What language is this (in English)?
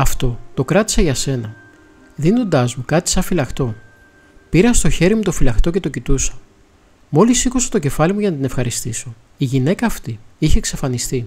Greek